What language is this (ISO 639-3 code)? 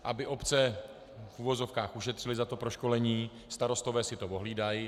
ces